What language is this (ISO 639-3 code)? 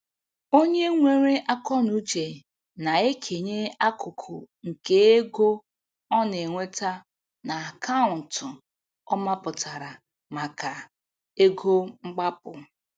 ibo